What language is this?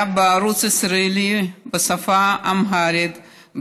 Hebrew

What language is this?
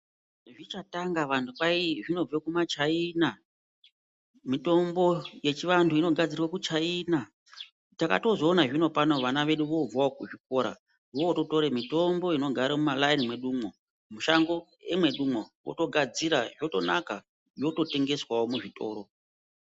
Ndau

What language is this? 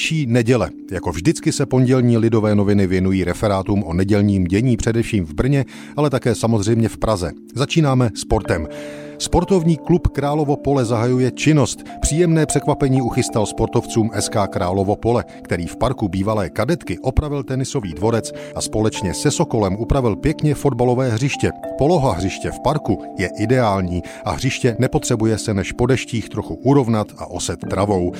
Czech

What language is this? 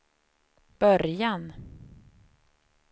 Swedish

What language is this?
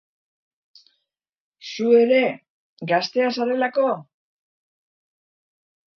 Basque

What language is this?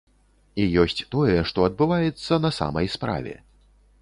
Belarusian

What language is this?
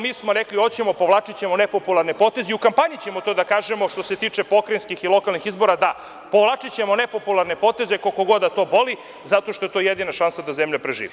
Serbian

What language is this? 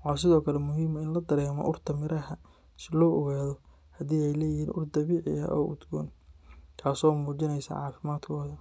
Somali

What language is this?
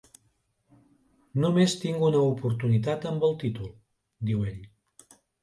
Catalan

